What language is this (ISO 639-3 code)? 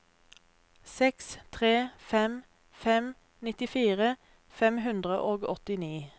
nor